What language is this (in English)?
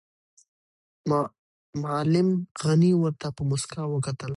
Pashto